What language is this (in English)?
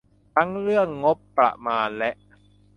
Thai